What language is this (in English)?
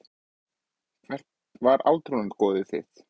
Icelandic